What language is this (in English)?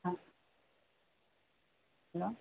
Malayalam